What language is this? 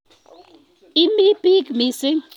Kalenjin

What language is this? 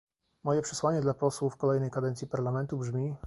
Polish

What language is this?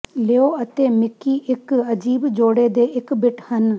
Punjabi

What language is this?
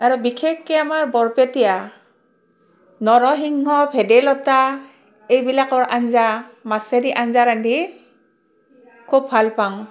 Assamese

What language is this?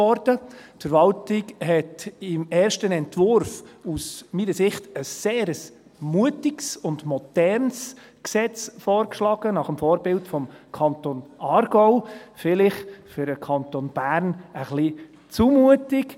Swiss German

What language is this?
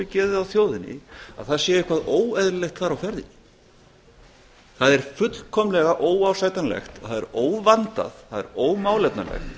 Icelandic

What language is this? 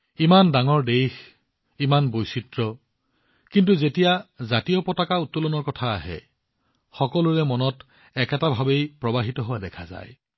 Assamese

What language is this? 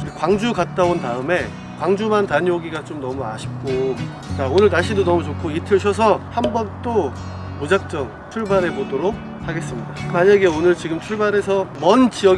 Korean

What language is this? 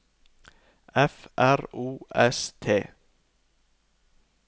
Norwegian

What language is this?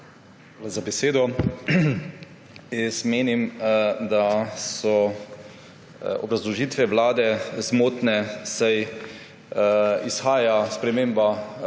Slovenian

